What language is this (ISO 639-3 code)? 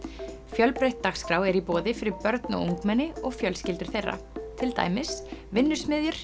isl